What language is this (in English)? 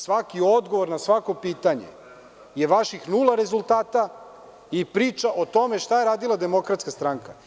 Serbian